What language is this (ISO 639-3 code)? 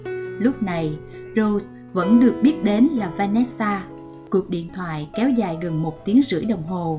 vie